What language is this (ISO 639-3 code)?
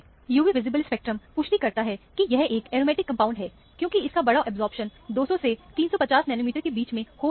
hin